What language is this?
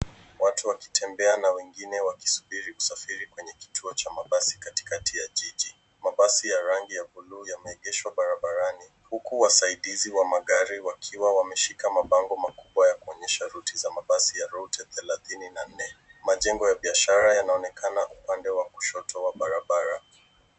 Swahili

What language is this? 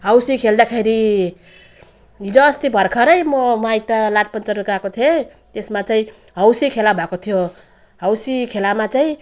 Nepali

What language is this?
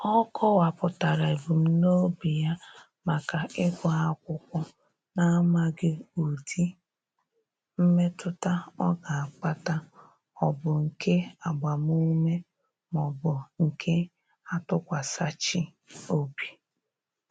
Igbo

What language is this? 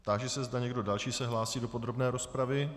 Czech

